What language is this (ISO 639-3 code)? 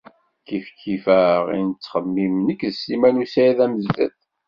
kab